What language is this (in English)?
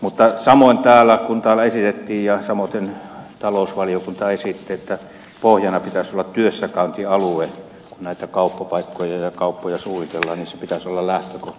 Finnish